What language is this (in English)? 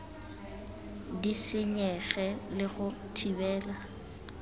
Tswana